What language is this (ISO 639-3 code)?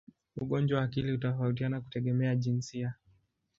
swa